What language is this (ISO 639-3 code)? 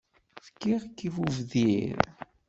kab